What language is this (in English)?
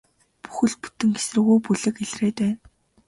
Mongolian